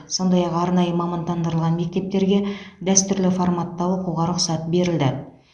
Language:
Kazakh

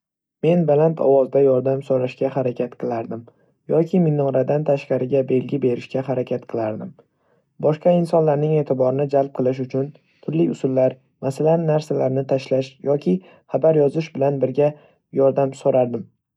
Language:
Uzbek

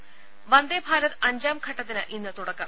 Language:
Malayalam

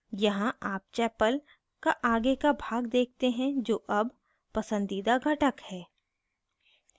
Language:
Hindi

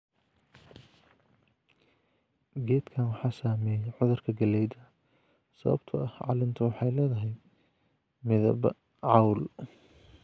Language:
Somali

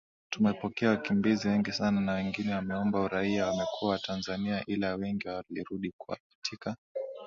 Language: Swahili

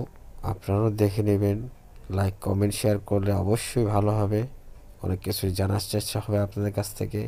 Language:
Romanian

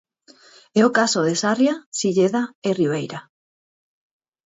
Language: Galician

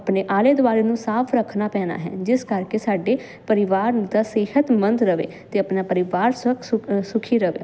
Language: Punjabi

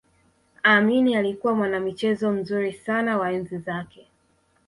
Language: Swahili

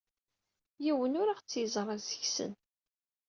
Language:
Kabyle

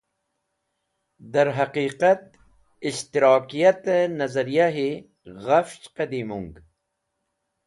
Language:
Wakhi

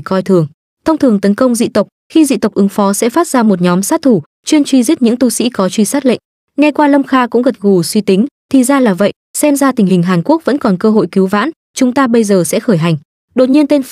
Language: Vietnamese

